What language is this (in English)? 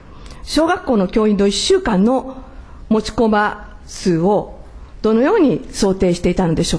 Japanese